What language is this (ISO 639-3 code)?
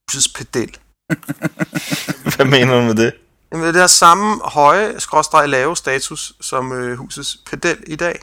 dan